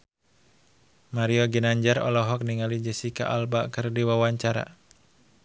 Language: Sundanese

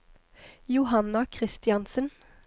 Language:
Norwegian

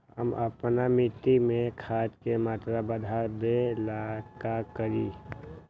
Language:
Magahi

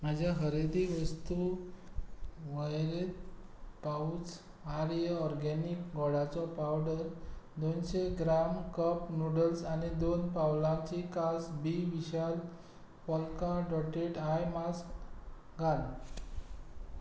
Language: Konkani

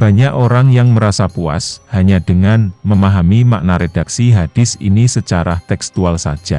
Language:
Indonesian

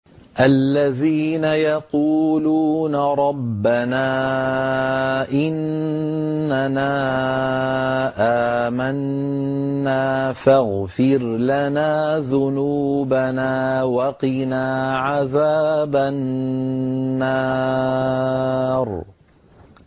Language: Arabic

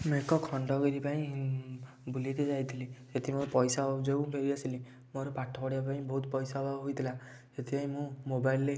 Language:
Odia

